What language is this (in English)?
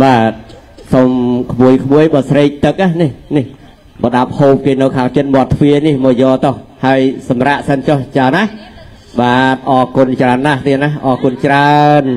Thai